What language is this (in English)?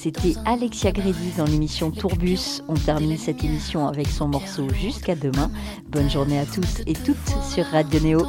French